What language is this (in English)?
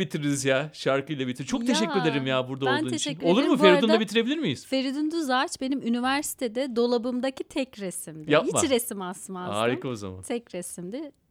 Turkish